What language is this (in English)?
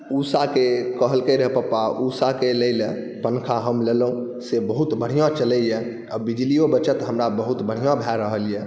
Maithili